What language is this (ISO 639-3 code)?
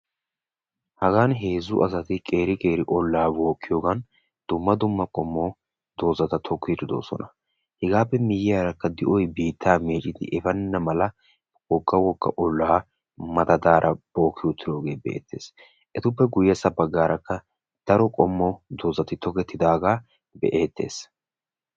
wal